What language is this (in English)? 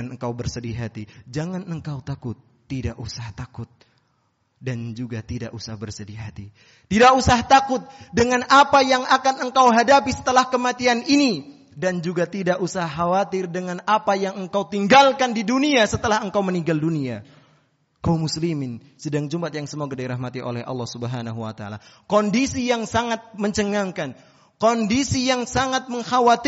Indonesian